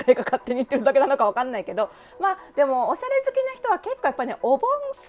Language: Japanese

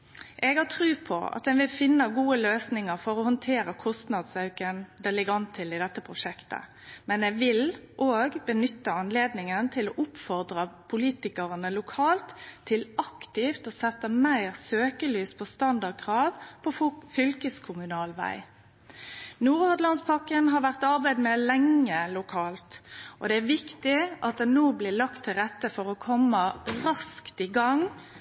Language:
Norwegian Nynorsk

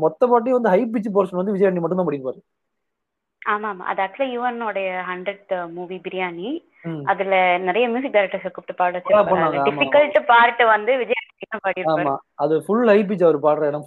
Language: Tamil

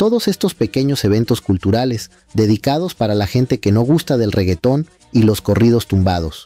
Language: Spanish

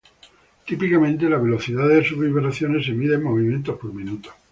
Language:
Spanish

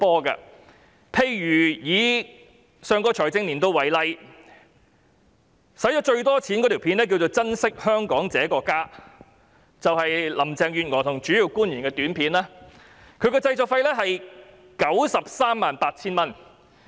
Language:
Cantonese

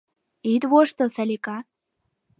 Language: Mari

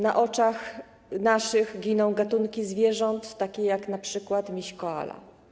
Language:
Polish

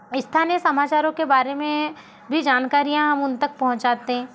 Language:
Hindi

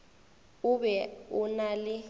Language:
Northern Sotho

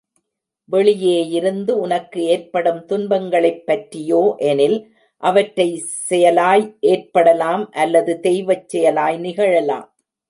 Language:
Tamil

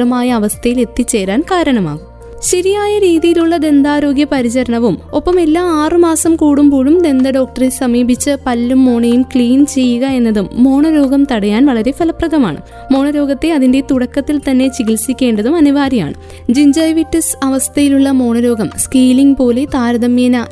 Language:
Malayalam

